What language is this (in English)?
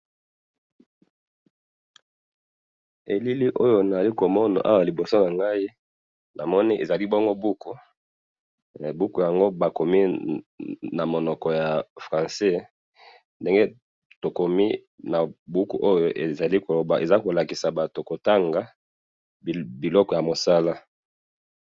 Lingala